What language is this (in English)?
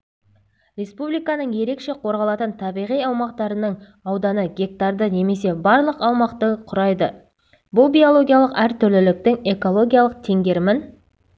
Kazakh